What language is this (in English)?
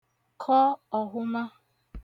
Igbo